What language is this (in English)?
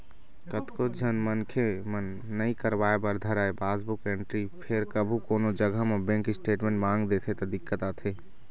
Chhattisgarhi